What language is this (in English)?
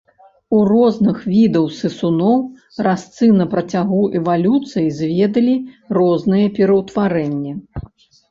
Belarusian